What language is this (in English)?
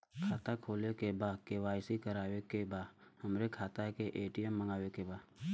Bhojpuri